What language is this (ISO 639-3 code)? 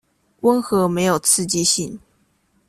zho